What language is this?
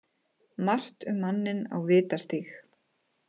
Icelandic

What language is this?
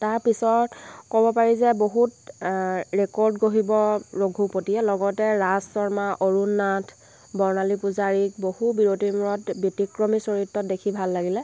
Assamese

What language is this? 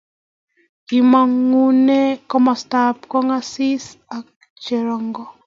Kalenjin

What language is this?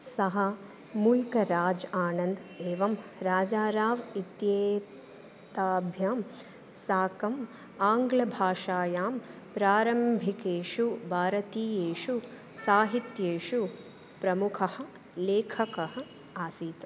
Sanskrit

